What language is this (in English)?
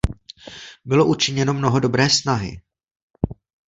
Czech